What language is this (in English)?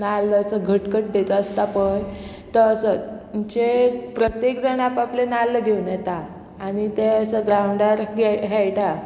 Konkani